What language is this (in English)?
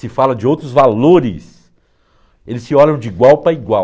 Portuguese